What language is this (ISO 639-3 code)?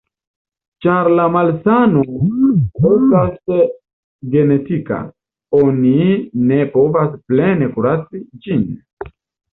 epo